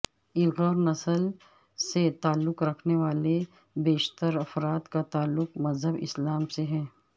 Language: Urdu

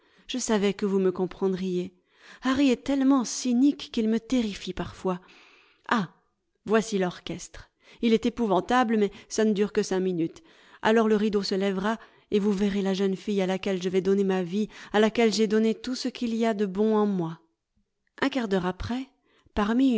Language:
French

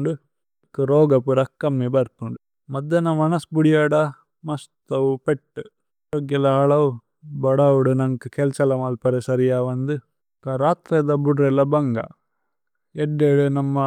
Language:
Tulu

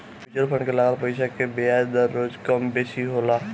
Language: Bhojpuri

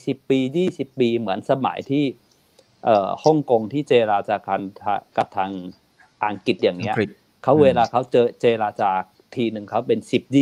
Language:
Thai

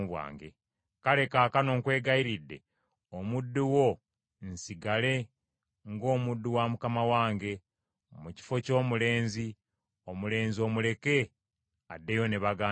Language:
Ganda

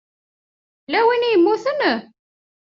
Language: Kabyle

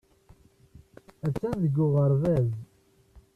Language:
Kabyle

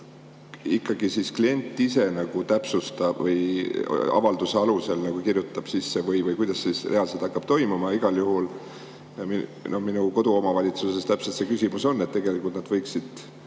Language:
Estonian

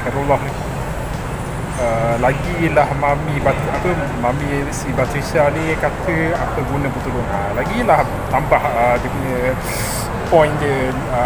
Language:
Malay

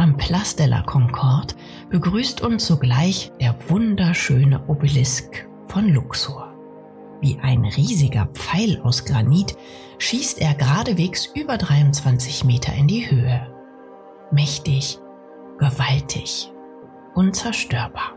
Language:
German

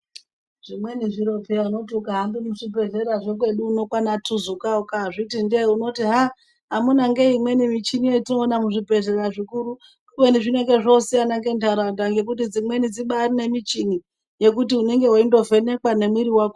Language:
Ndau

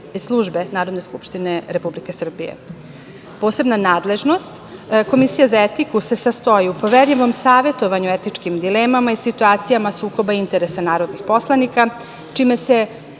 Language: Serbian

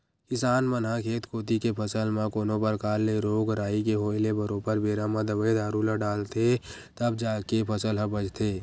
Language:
Chhattisgarhi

